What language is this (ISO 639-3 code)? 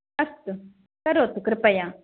san